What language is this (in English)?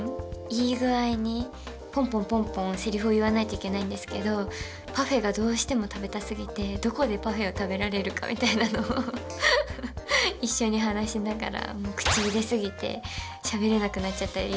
Japanese